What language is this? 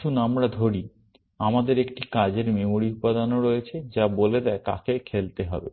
Bangla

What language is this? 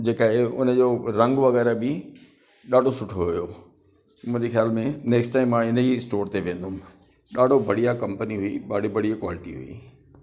Sindhi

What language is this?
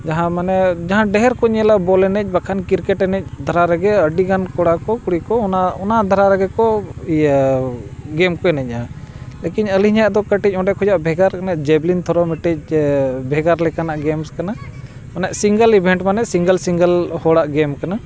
Santali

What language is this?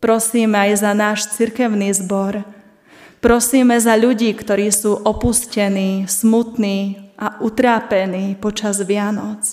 Slovak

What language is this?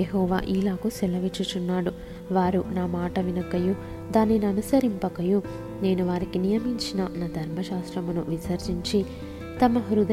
Telugu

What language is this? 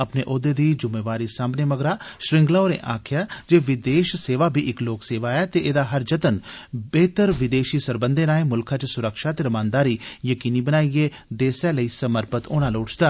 Dogri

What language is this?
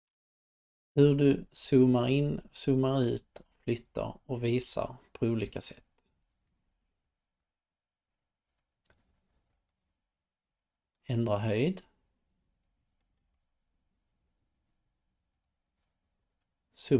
Swedish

